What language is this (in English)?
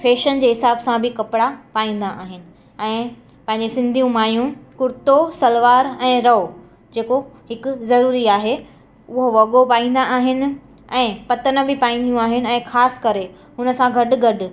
Sindhi